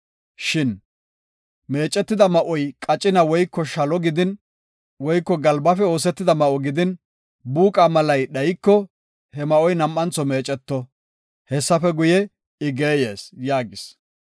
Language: Gofa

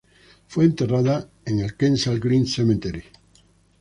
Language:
Spanish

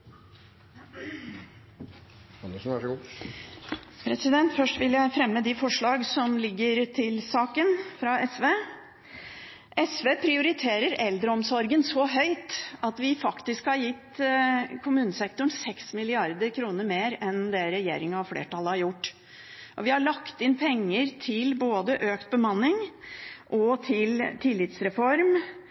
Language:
Norwegian Bokmål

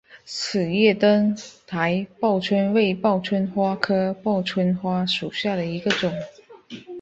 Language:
Chinese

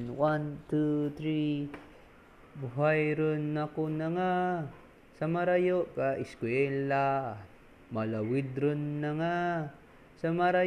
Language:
Filipino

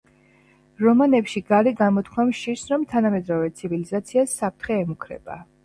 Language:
Georgian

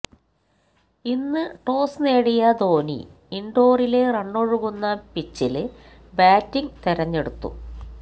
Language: Malayalam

